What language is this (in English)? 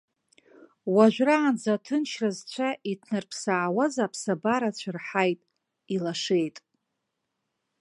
Abkhazian